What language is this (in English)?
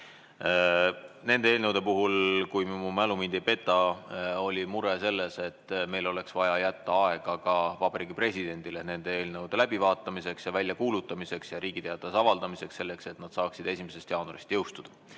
Estonian